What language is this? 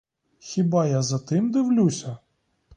Ukrainian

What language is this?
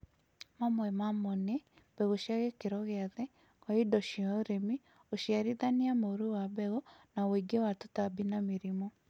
Kikuyu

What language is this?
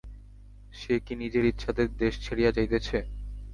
Bangla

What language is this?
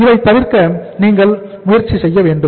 Tamil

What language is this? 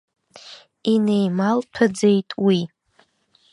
Abkhazian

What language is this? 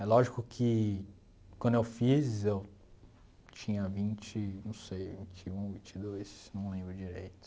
Portuguese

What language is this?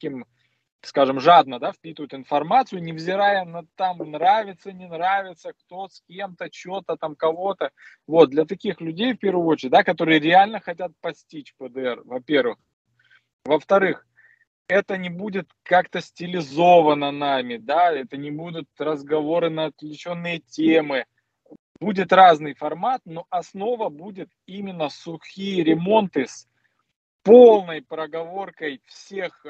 Russian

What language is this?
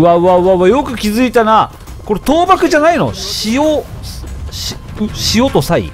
Japanese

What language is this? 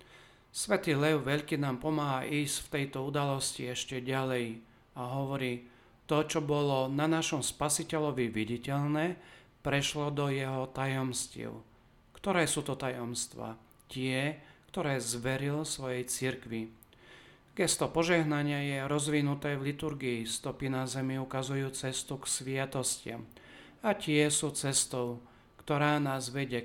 Slovak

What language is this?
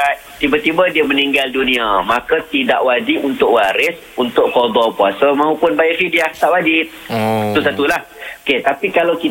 Malay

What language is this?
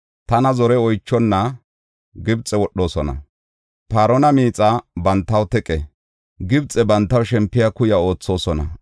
Gofa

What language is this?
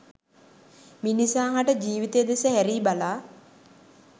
Sinhala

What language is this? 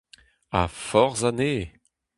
Breton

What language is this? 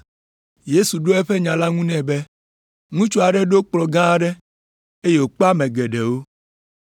Ewe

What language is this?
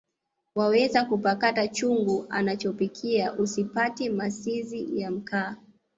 Swahili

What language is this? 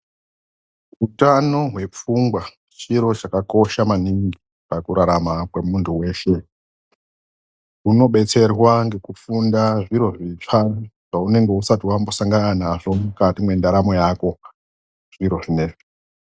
Ndau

